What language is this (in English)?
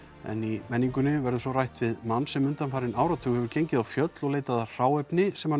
Icelandic